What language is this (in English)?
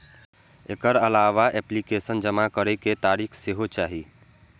Maithili